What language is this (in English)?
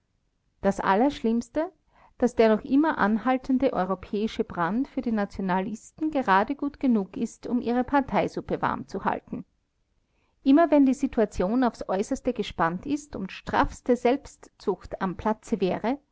German